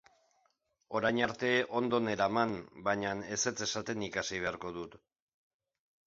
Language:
Basque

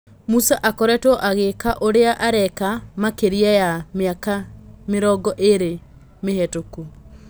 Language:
Kikuyu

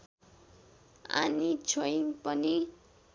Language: Nepali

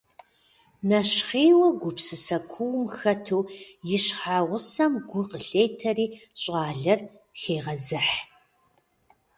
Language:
Kabardian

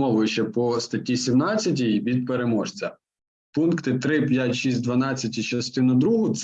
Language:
Ukrainian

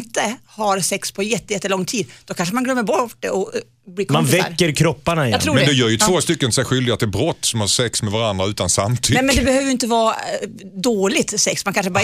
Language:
Swedish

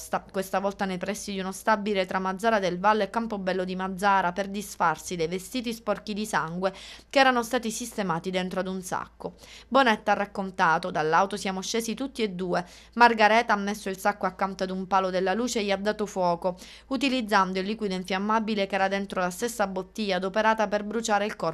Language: Italian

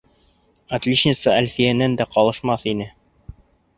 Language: Bashkir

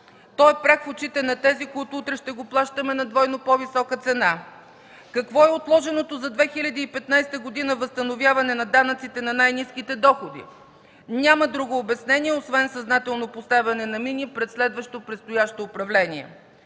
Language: Bulgarian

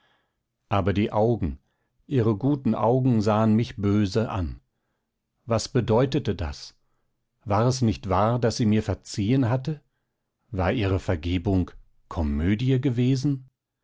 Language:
German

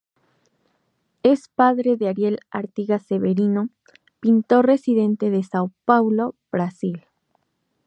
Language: Spanish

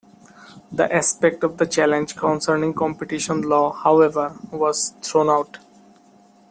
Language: English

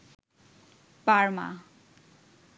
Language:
Bangla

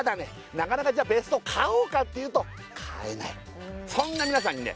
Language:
Japanese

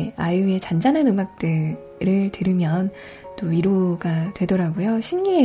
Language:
Korean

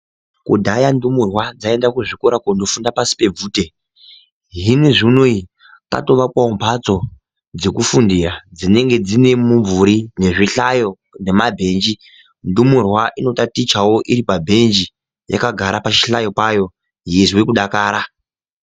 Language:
Ndau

